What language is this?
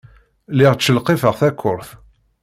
Kabyle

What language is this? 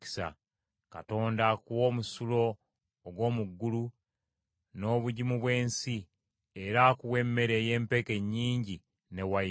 Ganda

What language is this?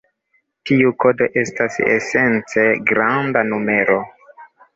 Esperanto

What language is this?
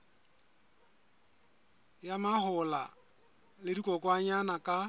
Southern Sotho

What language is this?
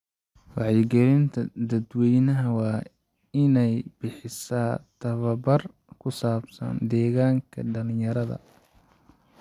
Somali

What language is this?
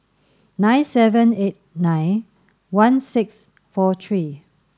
English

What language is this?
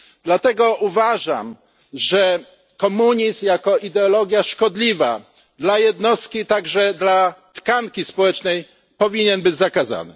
Polish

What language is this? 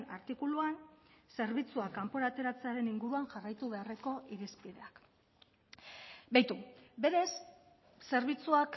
Basque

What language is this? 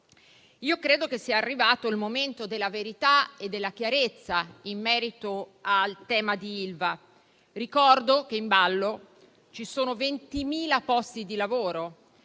Italian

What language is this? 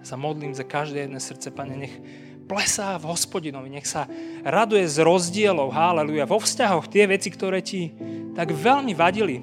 Slovak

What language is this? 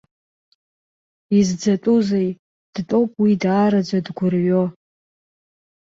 Abkhazian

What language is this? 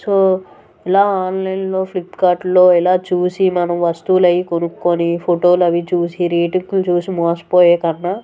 Telugu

